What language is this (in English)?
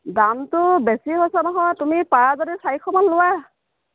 Assamese